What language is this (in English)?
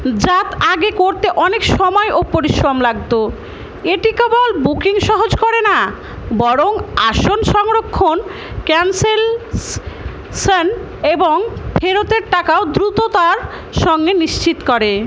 Bangla